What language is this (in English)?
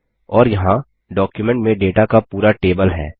Hindi